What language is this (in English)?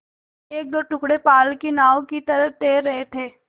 Hindi